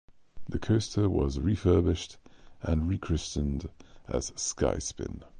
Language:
English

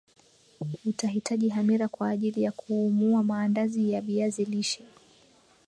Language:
Swahili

